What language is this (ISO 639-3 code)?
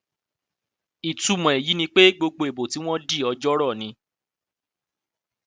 yor